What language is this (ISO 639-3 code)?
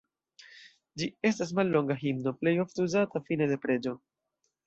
epo